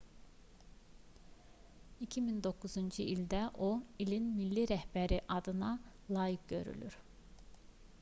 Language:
Azerbaijani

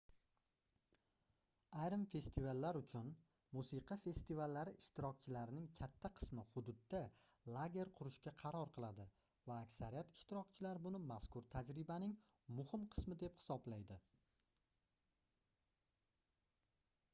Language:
Uzbek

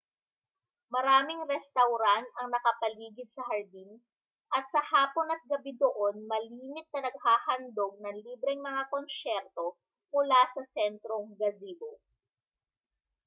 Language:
Filipino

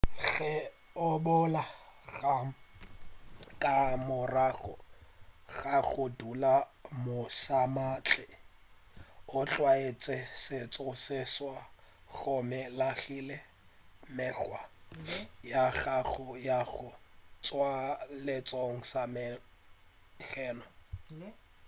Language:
Northern Sotho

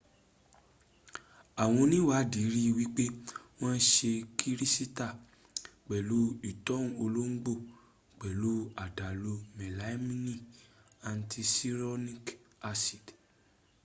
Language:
Yoruba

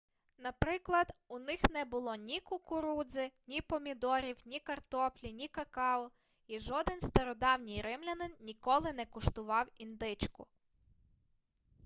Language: Ukrainian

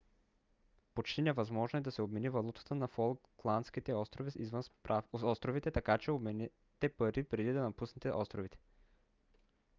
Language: Bulgarian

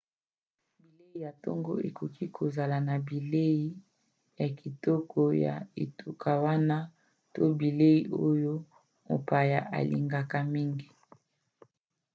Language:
Lingala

